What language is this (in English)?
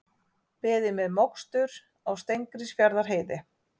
Icelandic